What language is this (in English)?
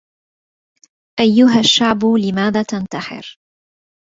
Arabic